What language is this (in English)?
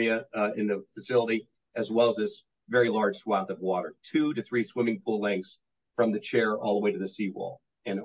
English